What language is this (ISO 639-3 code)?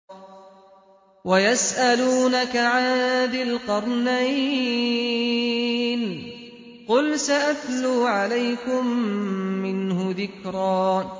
ara